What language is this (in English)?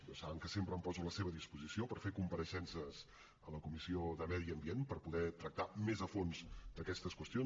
Catalan